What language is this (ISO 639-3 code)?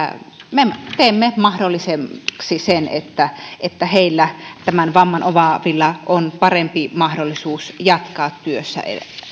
fin